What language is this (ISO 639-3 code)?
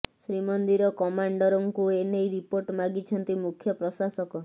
ori